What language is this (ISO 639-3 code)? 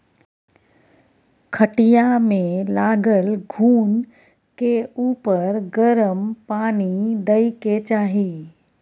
mai